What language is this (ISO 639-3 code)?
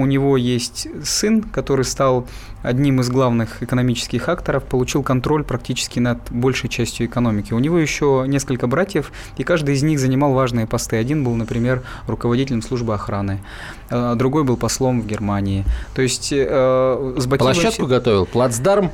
rus